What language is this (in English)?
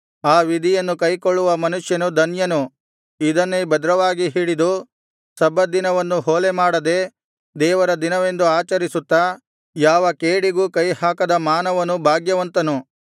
Kannada